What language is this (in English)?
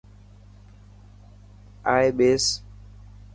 Dhatki